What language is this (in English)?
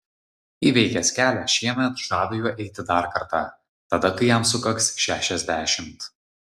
Lithuanian